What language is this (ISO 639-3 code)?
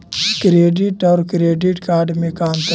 mag